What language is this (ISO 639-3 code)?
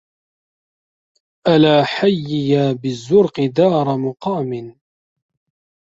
ara